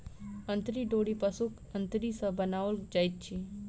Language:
Maithili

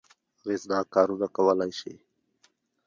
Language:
Pashto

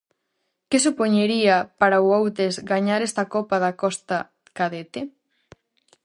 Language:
Galician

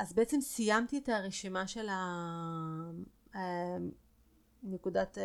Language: Hebrew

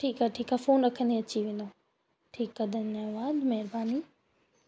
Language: Sindhi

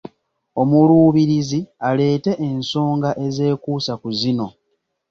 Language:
Ganda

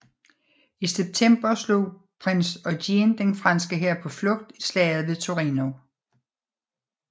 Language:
Danish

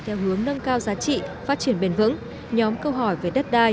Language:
Vietnamese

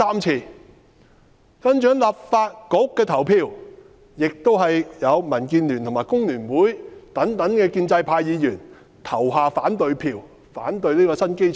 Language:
Cantonese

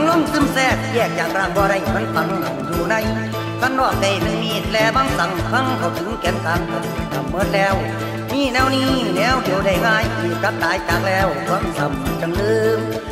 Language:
Thai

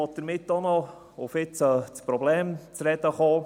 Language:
Swiss German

